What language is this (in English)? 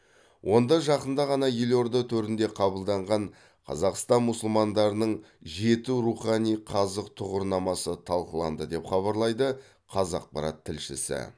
Kazakh